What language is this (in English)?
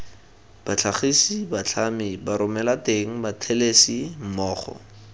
Tswana